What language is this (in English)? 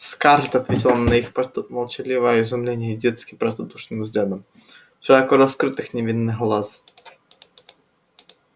Russian